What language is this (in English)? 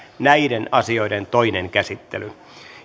Finnish